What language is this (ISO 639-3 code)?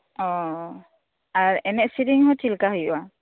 sat